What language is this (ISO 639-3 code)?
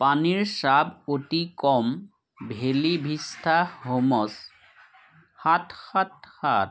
asm